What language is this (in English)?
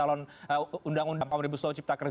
Indonesian